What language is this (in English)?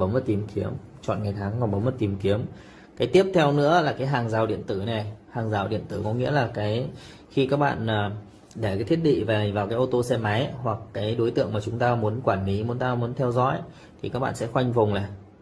Vietnamese